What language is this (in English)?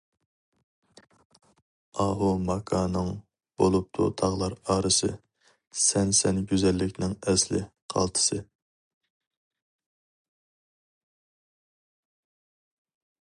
Uyghur